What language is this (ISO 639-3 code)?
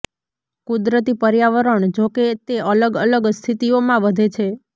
guj